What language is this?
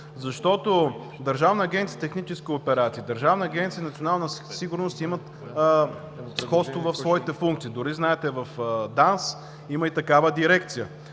Bulgarian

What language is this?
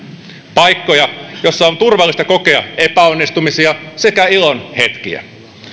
Finnish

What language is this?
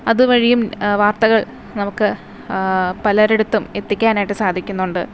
Malayalam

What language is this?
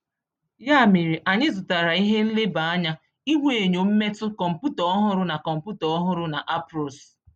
Igbo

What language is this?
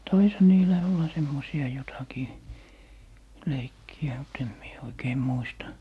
Finnish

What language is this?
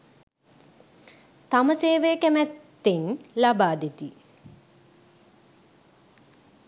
Sinhala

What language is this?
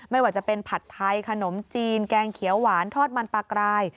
Thai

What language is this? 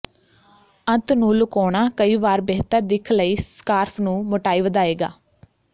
Punjabi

